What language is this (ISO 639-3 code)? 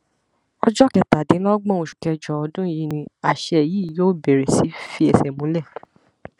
yor